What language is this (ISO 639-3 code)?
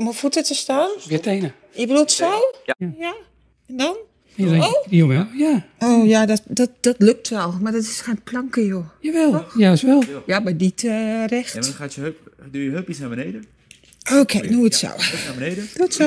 nld